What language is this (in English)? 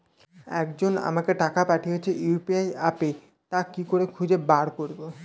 Bangla